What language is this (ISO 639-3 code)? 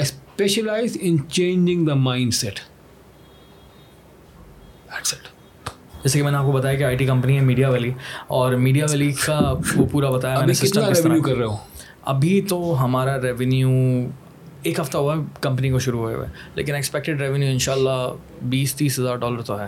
urd